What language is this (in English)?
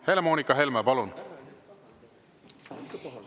Estonian